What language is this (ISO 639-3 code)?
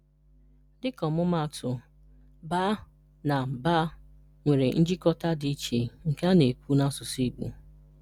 ibo